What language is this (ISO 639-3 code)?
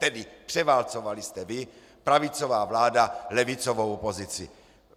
ces